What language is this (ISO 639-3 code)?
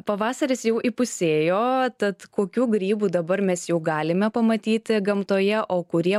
lit